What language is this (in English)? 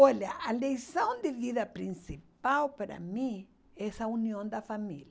Portuguese